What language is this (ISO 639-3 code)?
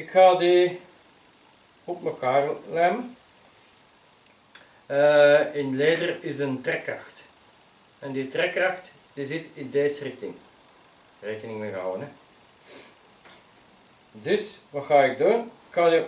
nld